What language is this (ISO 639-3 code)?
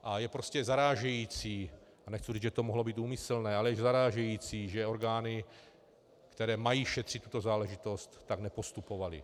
ces